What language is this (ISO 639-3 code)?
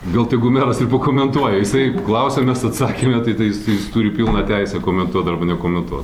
lit